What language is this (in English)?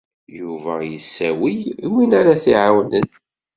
Kabyle